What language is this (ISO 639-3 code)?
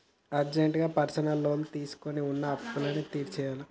tel